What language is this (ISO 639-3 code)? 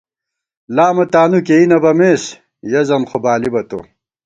gwt